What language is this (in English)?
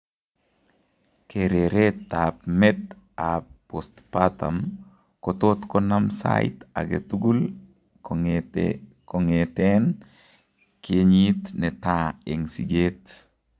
Kalenjin